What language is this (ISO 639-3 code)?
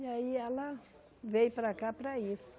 por